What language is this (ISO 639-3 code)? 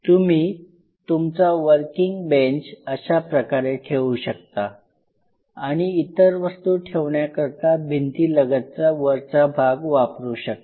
mar